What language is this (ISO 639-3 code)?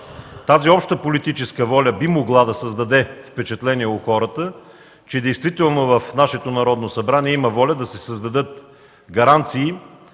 bul